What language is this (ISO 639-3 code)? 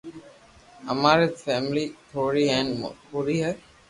lrk